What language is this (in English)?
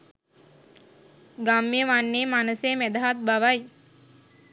Sinhala